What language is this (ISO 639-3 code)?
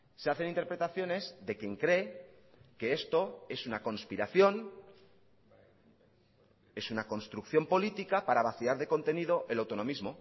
spa